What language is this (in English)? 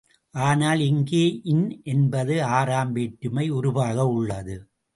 Tamil